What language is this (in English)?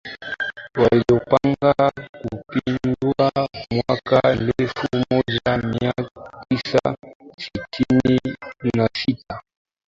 Swahili